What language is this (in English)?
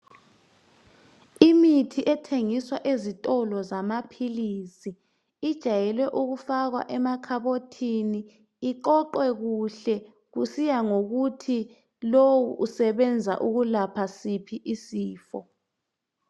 North Ndebele